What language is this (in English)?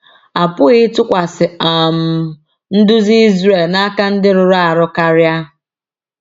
Igbo